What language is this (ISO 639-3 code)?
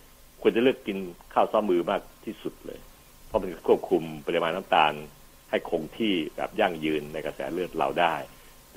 tha